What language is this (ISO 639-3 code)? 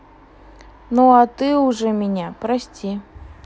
rus